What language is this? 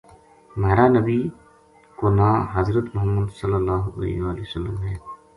Gujari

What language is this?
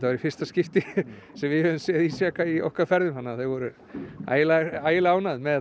Icelandic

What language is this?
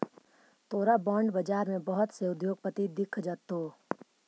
Magahi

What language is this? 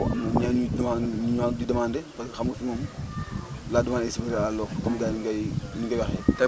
Wolof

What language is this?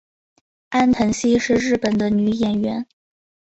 Chinese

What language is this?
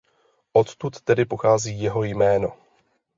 Czech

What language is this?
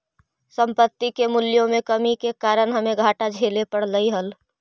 Magahi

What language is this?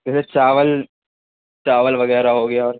Urdu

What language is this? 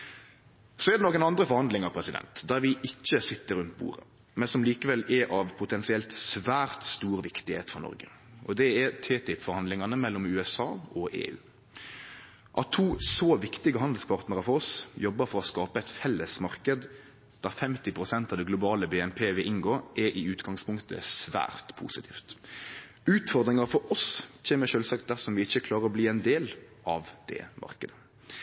Norwegian Nynorsk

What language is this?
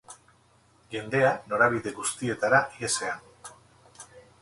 Basque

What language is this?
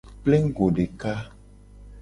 Gen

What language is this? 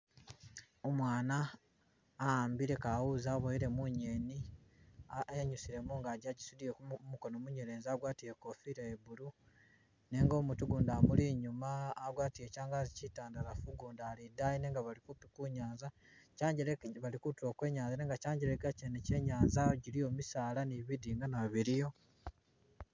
Masaaba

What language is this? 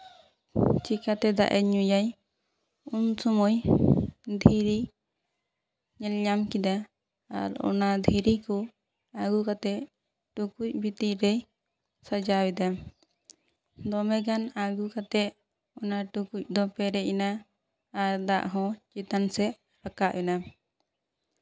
Santali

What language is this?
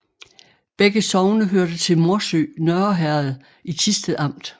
Danish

